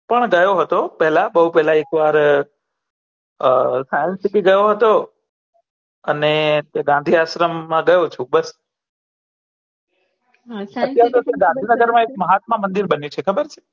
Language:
Gujarati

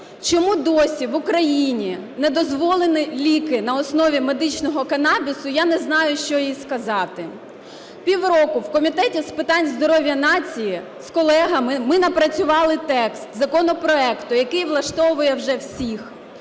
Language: Ukrainian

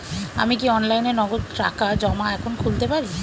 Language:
Bangla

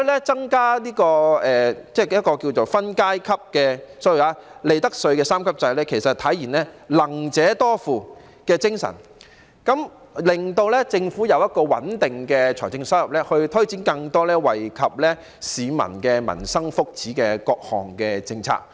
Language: Cantonese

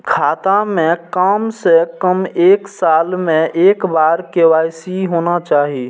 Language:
Maithili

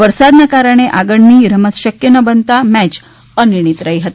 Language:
Gujarati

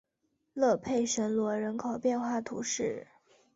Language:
Chinese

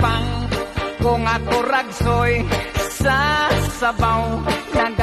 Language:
Vietnamese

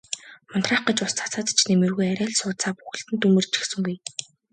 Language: Mongolian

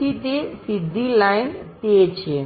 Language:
Gujarati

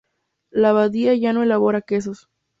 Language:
Spanish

